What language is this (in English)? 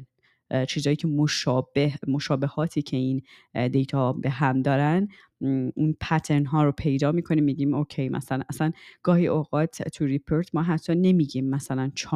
Persian